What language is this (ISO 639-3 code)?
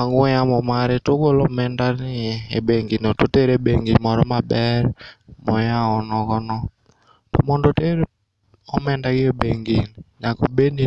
luo